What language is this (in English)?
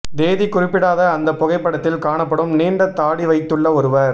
Tamil